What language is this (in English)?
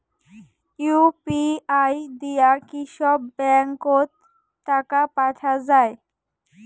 Bangla